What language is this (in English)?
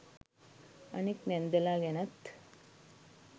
Sinhala